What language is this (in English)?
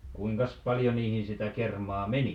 Finnish